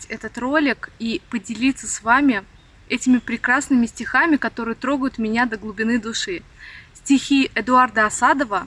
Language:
Russian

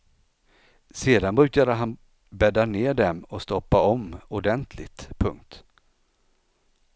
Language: Swedish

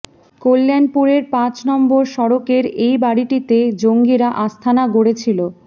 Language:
Bangla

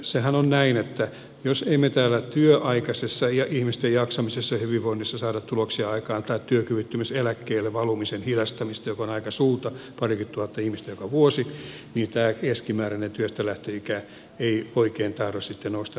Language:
Finnish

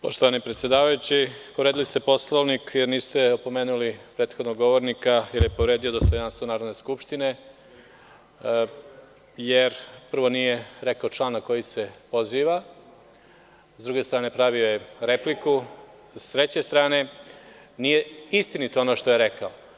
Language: Serbian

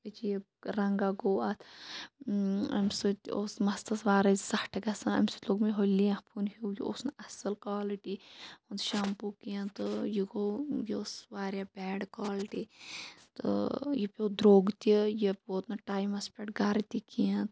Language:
Kashmiri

